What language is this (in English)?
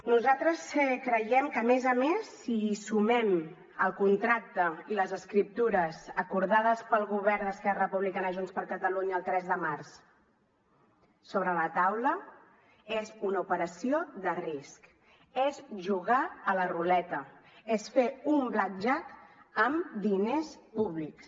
Catalan